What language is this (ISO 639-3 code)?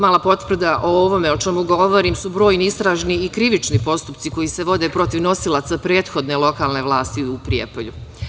srp